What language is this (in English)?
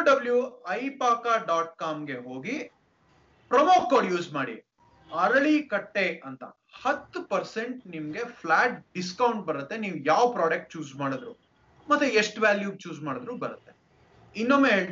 Kannada